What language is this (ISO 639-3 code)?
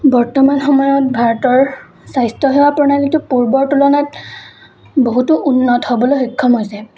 asm